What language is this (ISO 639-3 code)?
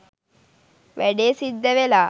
sin